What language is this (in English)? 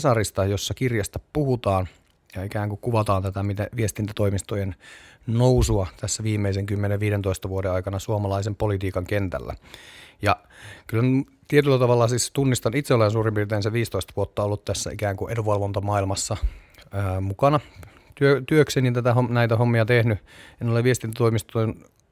Finnish